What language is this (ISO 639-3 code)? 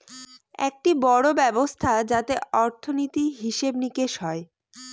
ben